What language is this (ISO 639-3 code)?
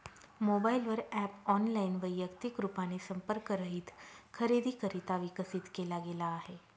mar